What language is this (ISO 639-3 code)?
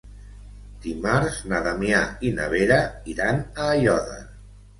cat